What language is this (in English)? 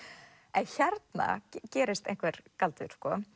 Icelandic